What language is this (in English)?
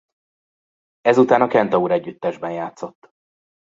Hungarian